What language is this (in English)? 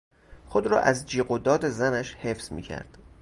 Persian